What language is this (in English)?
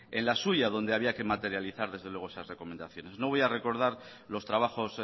Spanish